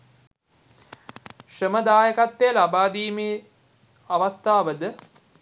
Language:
Sinhala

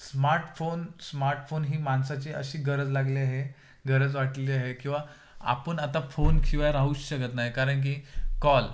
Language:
Marathi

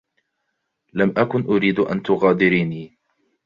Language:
Arabic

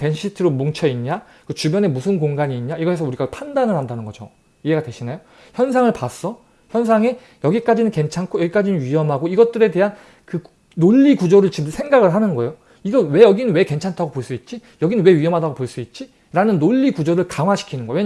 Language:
Korean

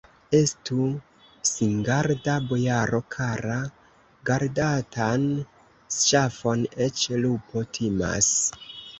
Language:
Esperanto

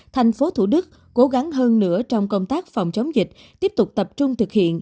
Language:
Vietnamese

